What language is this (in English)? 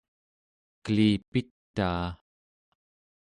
Central Yupik